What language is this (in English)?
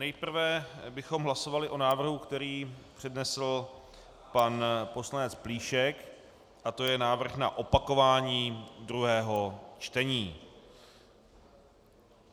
Czech